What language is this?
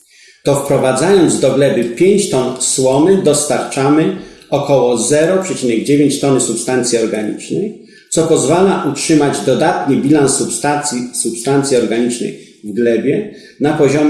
Polish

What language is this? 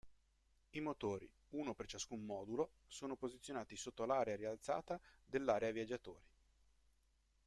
Italian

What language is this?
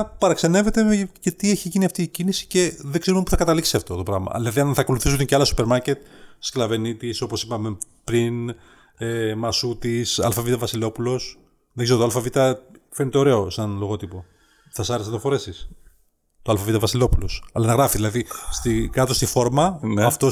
Greek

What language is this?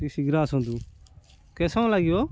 Odia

